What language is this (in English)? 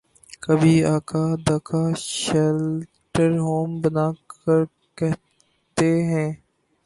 Urdu